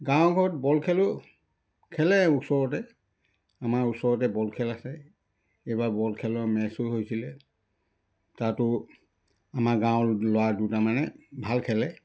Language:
Assamese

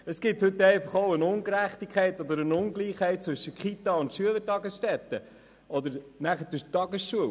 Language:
Swiss German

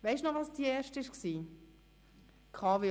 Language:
Swiss German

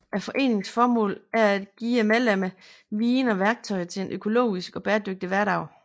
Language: Danish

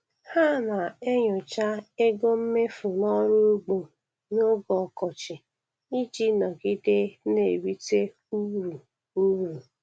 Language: Igbo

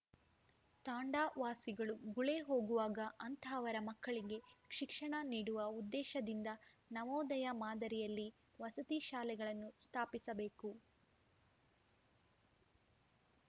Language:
Kannada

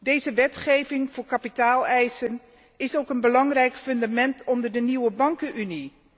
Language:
Dutch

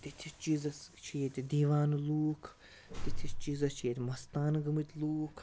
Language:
Kashmiri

